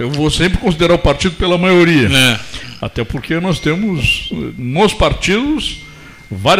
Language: Portuguese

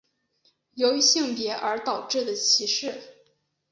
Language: Chinese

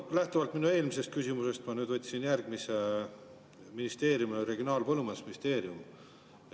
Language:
Estonian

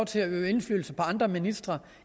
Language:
Danish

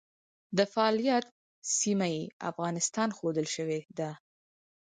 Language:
Pashto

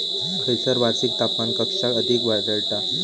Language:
Marathi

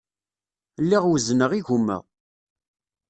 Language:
Kabyle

